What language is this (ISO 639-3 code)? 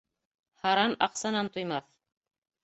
bak